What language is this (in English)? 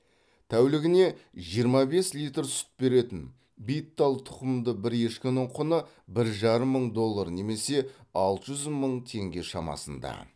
Kazakh